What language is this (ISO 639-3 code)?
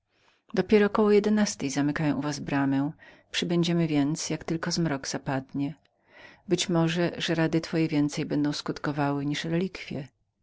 pol